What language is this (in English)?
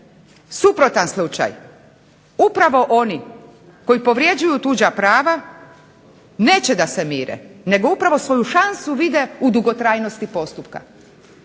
Croatian